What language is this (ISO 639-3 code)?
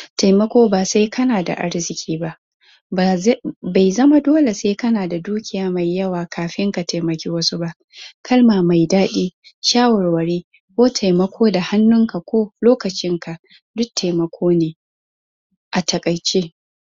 hau